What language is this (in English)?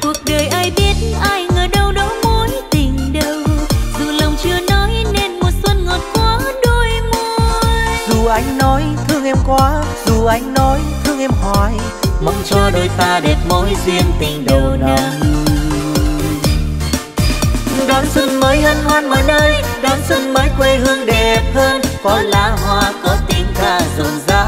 Vietnamese